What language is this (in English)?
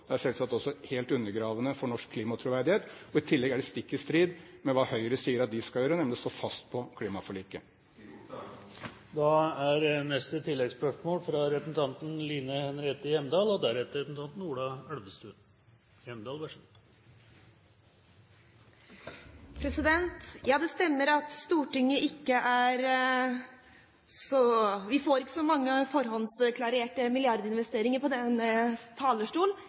Norwegian